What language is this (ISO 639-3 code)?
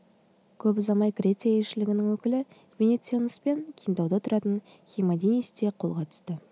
kaz